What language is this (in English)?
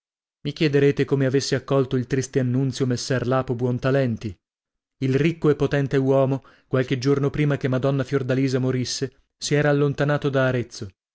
Italian